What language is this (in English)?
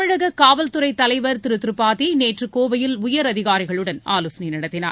Tamil